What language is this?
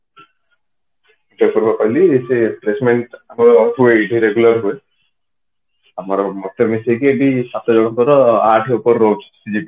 Odia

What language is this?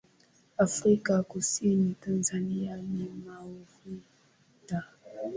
Swahili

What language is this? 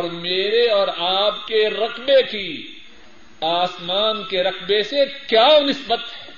Urdu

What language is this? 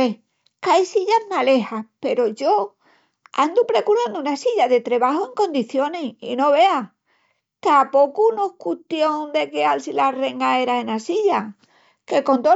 Extremaduran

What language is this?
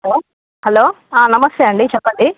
Telugu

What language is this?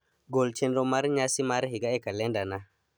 Luo (Kenya and Tanzania)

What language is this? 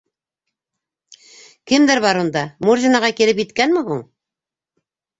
Bashkir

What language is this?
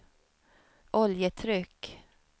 Swedish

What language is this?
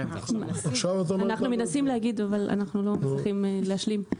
Hebrew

